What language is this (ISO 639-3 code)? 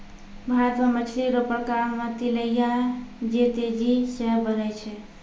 mai